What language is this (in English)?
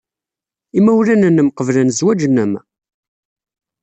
Kabyle